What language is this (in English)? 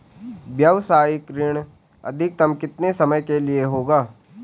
Hindi